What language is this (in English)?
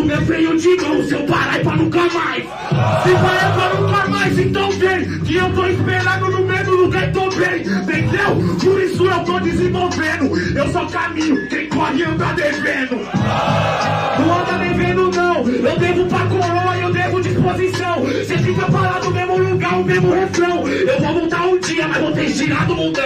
Portuguese